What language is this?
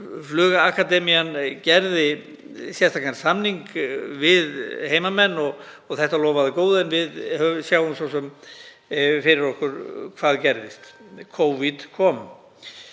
Icelandic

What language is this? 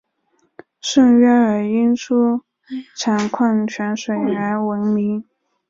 Chinese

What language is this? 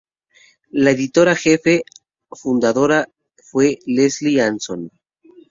Spanish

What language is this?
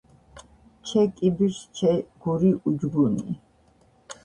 Georgian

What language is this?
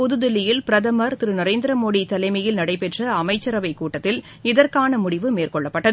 Tamil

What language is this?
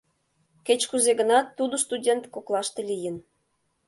Mari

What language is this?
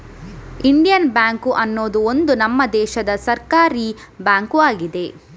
Kannada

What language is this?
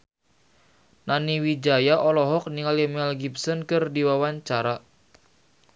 Sundanese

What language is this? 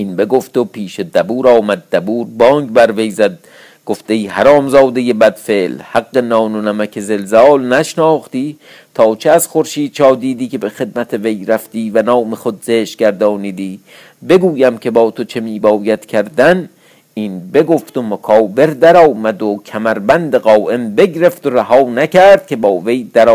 Persian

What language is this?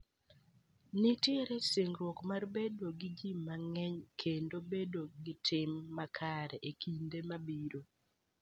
Luo (Kenya and Tanzania)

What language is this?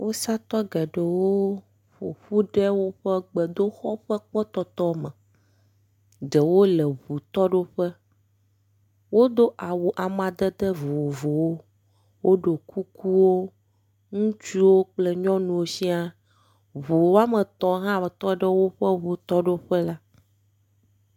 Ewe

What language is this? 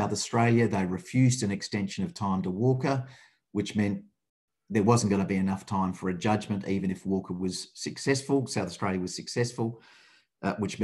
English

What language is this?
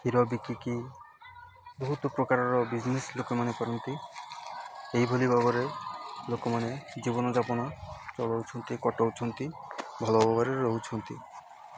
Odia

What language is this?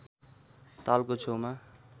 Nepali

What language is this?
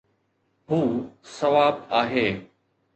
Sindhi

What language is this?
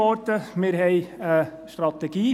Swiss German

